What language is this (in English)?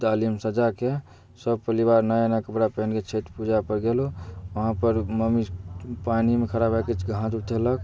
Maithili